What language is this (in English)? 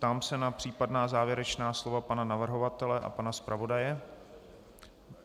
Czech